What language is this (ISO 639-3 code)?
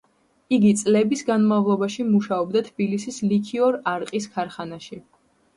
kat